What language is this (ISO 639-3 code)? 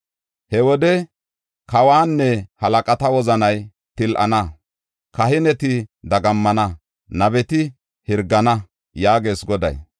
gof